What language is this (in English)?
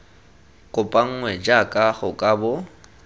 Tswana